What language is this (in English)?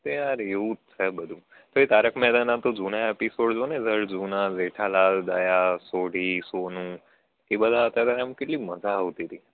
Gujarati